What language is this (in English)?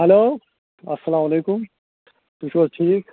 Kashmiri